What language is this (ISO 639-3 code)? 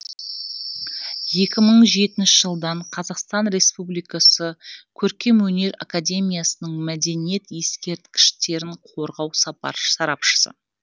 kaz